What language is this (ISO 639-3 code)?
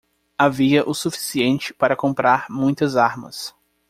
por